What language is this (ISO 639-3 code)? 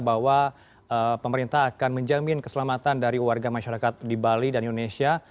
ind